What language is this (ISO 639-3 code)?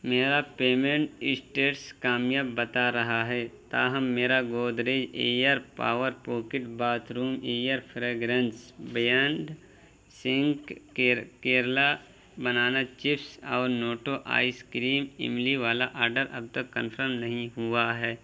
urd